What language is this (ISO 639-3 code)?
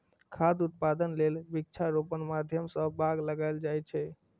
mai